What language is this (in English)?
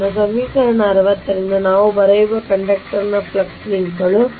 Kannada